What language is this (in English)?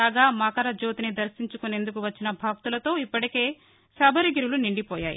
Telugu